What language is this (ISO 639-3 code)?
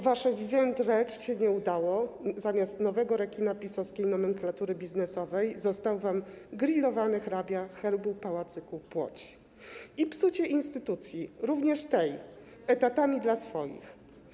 pol